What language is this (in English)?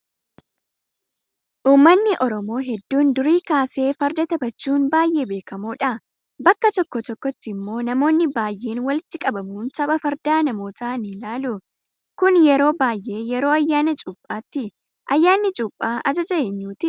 Oromo